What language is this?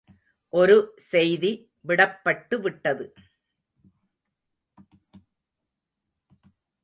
Tamil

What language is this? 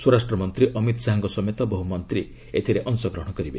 Odia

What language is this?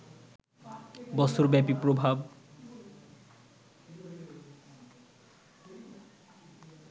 Bangla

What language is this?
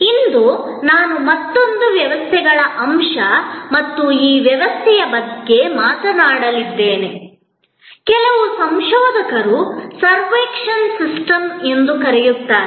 Kannada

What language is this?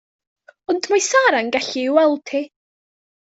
Welsh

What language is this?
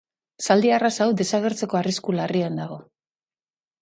Basque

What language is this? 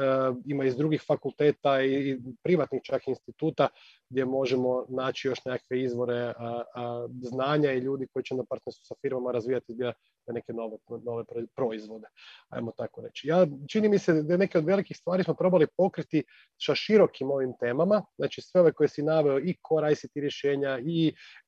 Croatian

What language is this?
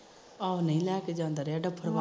Punjabi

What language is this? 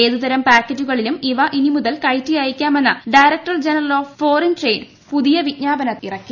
Malayalam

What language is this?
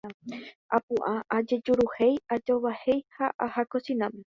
Guarani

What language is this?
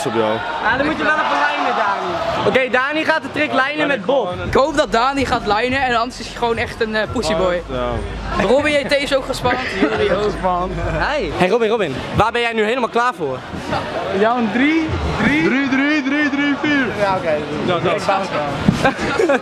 Dutch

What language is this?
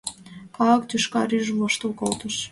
Mari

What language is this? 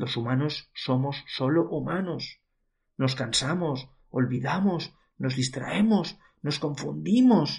Spanish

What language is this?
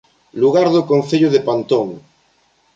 Galician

